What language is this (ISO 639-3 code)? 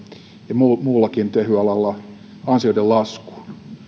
fin